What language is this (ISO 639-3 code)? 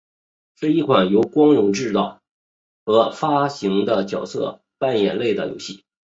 zho